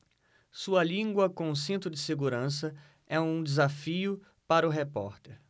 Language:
Portuguese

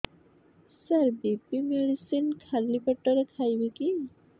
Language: Odia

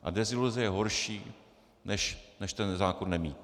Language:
Czech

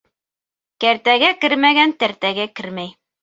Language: Bashkir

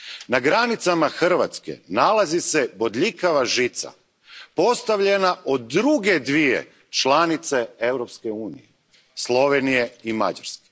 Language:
Croatian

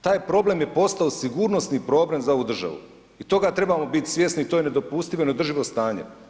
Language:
Croatian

